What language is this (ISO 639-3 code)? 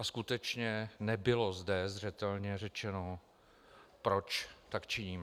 ces